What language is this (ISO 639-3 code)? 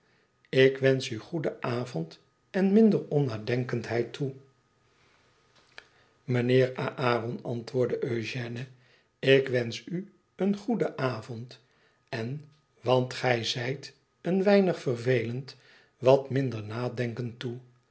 nld